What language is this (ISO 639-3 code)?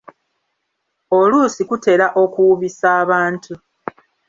lug